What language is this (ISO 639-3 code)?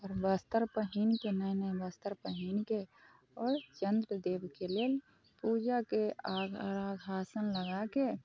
mai